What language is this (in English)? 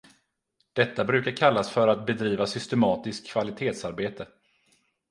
Swedish